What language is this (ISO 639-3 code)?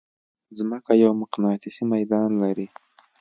pus